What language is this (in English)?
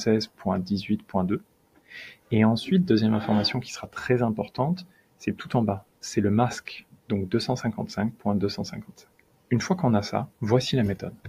French